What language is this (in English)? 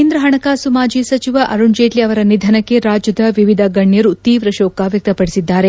Kannada